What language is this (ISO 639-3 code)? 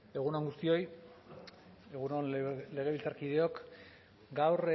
eus